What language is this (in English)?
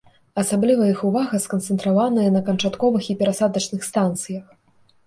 Belarusian